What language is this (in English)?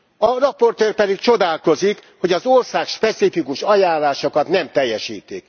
Hungarian